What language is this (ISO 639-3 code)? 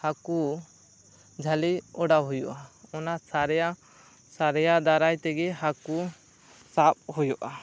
sat